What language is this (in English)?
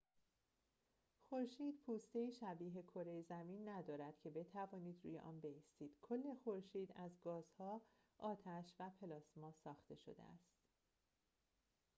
Persian